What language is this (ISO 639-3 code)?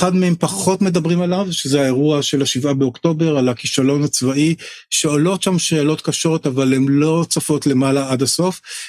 heb